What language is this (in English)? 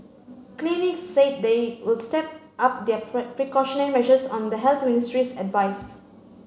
English